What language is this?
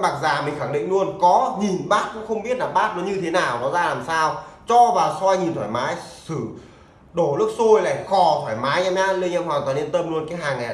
Vietnamese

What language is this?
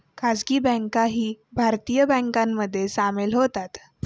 Marathi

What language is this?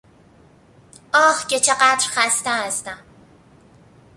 Persian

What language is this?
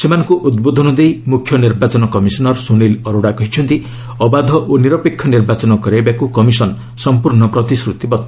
Odia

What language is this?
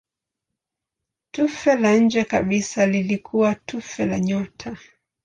Swahili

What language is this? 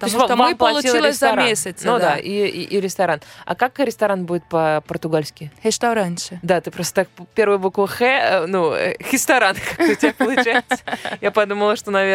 Russian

